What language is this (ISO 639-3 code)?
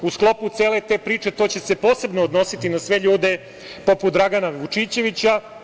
srp